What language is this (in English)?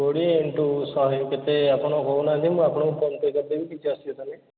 Odia